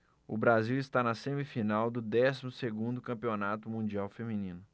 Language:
Portuguese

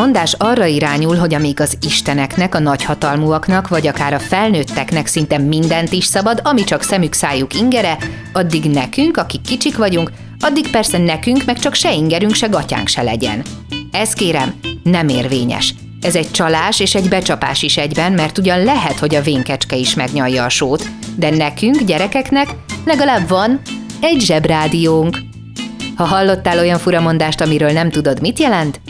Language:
Hungarian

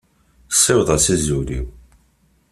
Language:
Kabyle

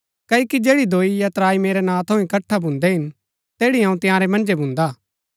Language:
Gaddi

